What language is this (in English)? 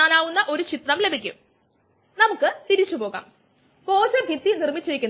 Malayalam